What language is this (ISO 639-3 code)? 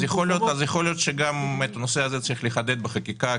heb